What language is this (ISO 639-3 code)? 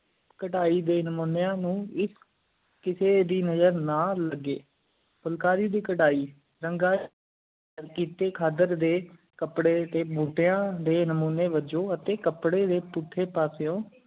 pan